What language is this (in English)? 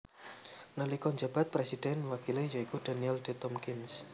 Javanese